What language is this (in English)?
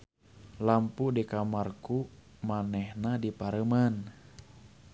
Sundanese